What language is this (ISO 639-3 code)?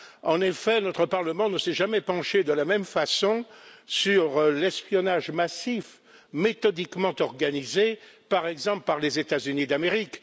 fra